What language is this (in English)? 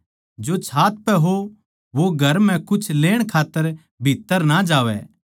Haryanvi